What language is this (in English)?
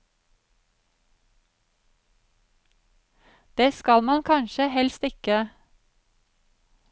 Norwegian